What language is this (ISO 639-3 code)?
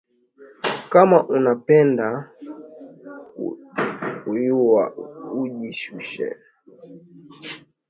swa